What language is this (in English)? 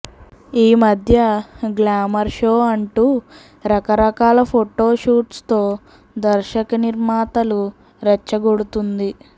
Telugu